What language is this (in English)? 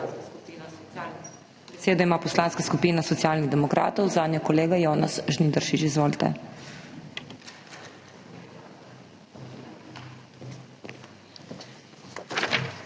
Slovenian